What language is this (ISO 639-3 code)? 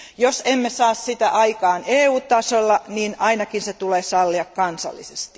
fin